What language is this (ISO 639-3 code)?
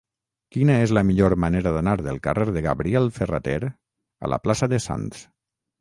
cat